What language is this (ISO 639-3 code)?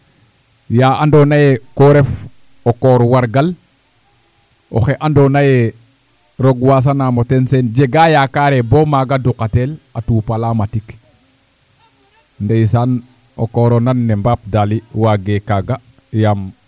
srr